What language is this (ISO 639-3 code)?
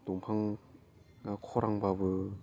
brx